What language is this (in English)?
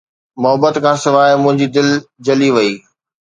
Sindhi